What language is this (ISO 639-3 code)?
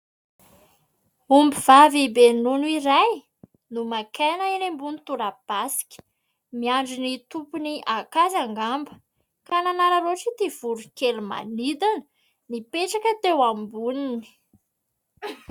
mlg